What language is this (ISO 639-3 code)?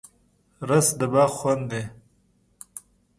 pus